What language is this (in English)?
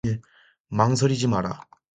Korean